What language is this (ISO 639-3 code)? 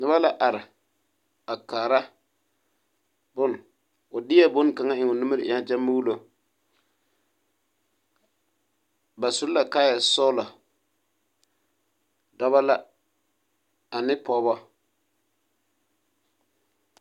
dga